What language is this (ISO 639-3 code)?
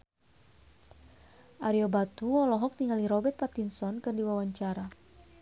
sun